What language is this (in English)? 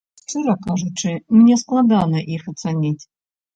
Belarusian